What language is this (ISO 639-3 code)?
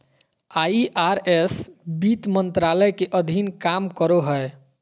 mag